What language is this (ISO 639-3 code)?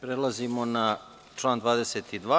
srp